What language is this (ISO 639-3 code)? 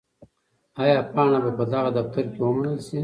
pus